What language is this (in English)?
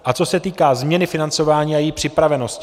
Czech